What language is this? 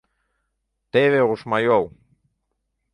Mari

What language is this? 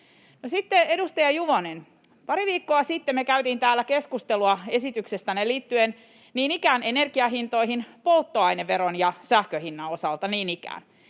Finnish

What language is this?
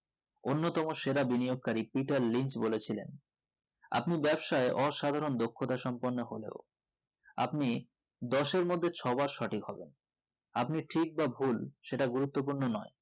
Bangla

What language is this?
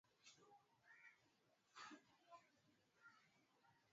Swahili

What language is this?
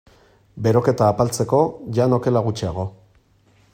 Basque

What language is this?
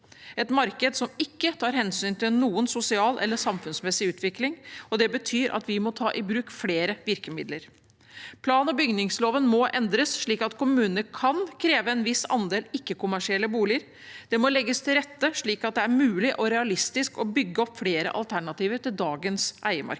Norwegian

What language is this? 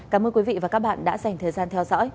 Vietnamese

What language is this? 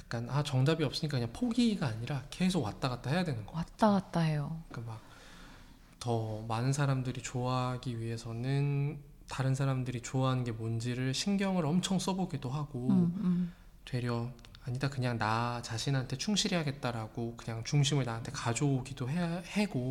Korean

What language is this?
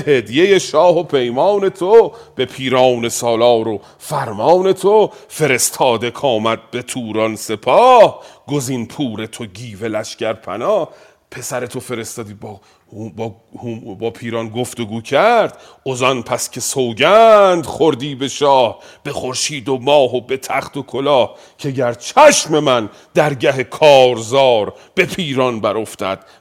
Persian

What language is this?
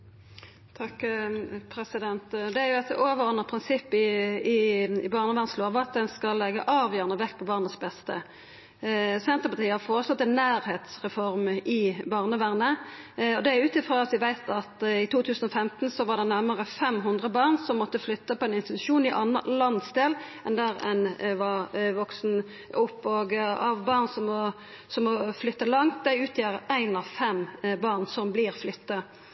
Norwegian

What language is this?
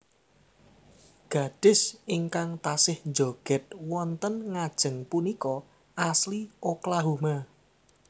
Javanese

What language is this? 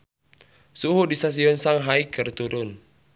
Sundanese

